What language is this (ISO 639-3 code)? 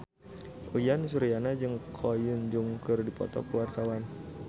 sun